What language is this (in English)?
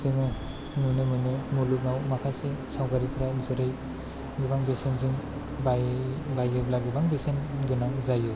Bodo